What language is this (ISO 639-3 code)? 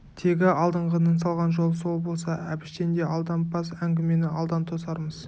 kaz